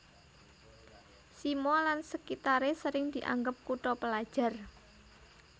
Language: Javanese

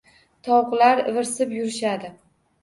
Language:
Uzbek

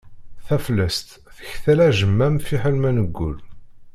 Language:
Kabyle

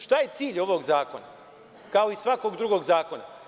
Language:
Serbian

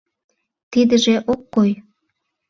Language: Mari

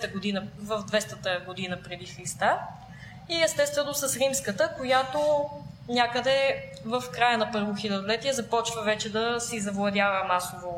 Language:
Bulgarian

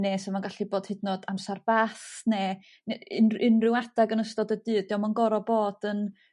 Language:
Welsh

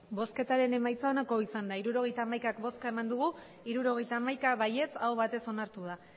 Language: Basque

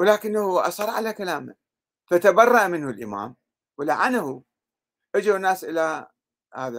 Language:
Arabic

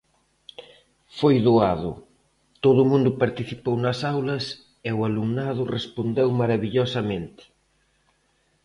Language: Galician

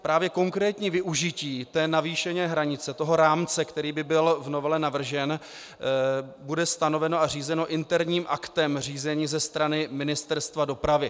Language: Czech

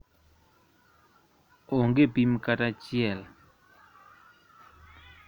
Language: Luo (Kenya and Tanzania)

